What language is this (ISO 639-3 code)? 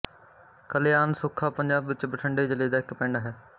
pan